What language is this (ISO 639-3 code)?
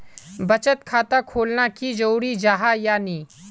mag